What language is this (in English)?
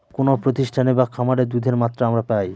Bangla